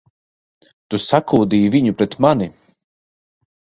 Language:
Latvian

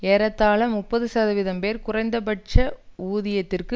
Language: Tamil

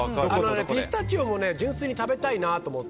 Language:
Japanese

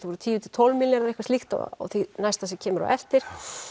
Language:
Icelandic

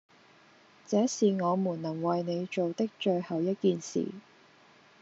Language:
Cantonese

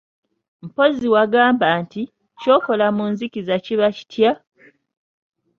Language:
Ganda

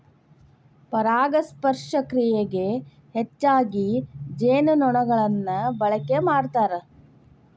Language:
Kannada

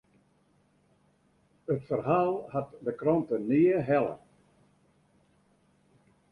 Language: Western Frisian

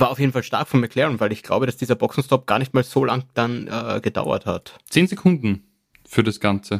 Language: German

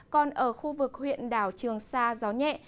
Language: Vietnamese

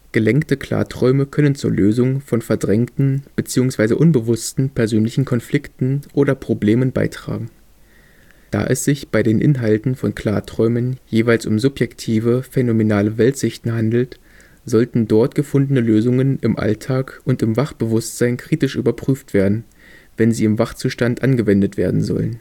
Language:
German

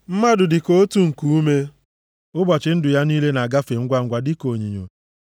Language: Igbo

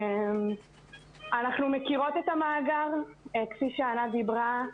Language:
Hebrew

